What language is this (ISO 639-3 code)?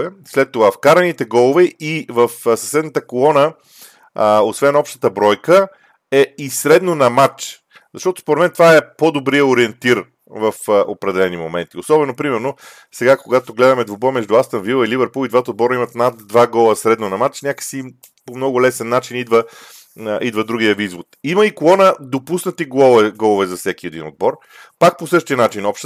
bul